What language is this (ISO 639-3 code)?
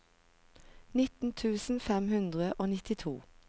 nor